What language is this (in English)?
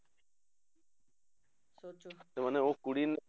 Punjabi